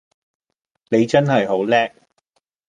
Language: Cantonese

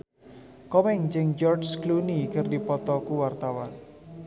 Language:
Sundanese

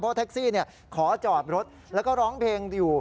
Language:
Thai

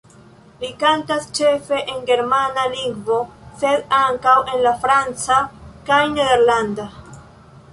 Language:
Esperanto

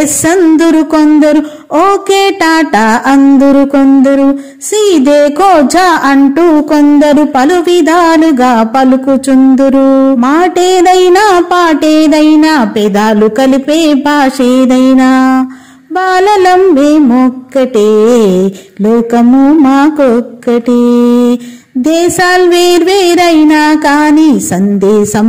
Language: Telugu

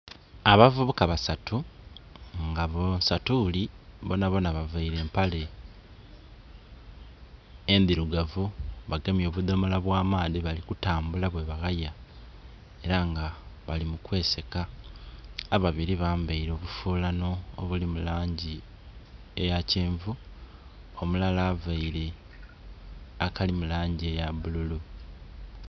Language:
Soga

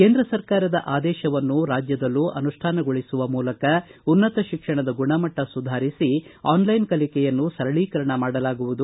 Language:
Kannada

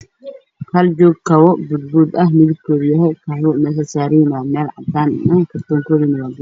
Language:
Somali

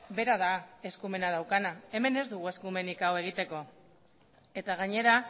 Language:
Basque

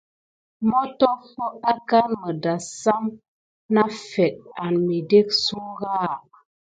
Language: Gidar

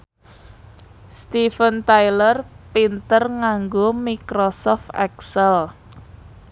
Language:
Javanese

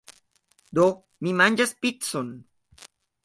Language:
Esperanto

